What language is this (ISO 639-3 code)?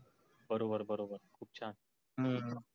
mar